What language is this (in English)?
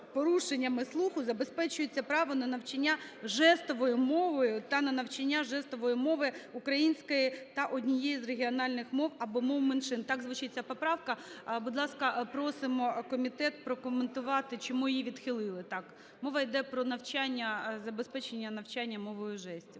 Ukrainian